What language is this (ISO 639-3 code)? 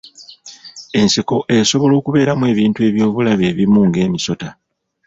lug